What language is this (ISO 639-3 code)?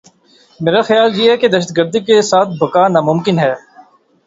urd